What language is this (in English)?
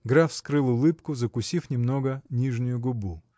Russian